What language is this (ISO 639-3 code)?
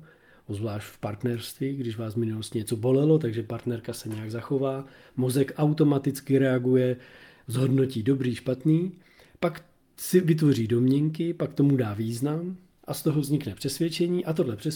ces